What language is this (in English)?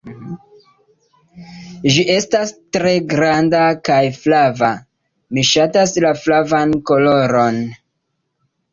Esperanto